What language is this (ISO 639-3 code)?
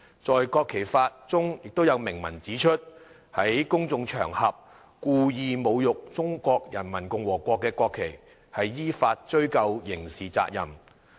yue